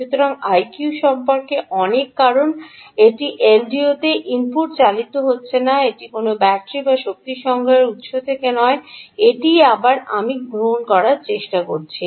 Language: Bangla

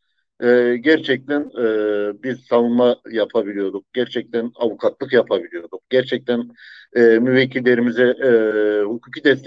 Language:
Turkish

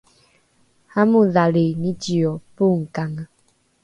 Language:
Rukai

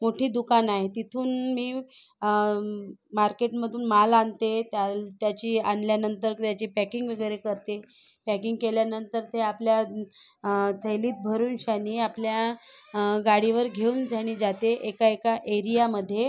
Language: Marathi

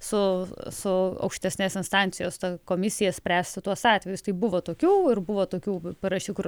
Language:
Lithuanian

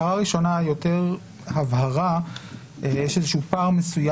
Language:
Hebrew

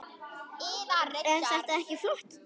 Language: Icelandic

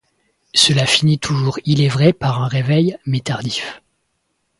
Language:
French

